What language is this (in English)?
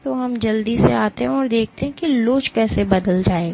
Hindi